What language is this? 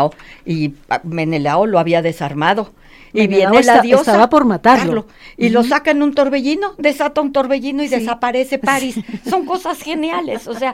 Spanish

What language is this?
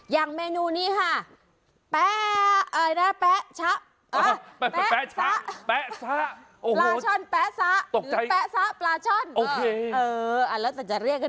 Thai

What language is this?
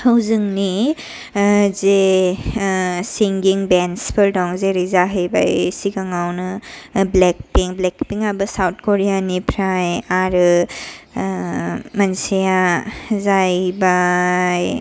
Bodo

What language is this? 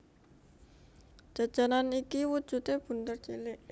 Javanese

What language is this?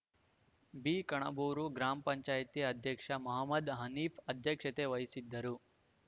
Kannada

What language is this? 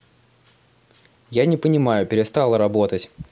Russian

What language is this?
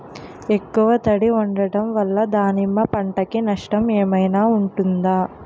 Telugu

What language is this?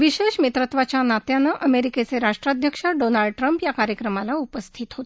Marathi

